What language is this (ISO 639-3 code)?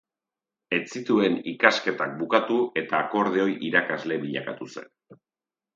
eus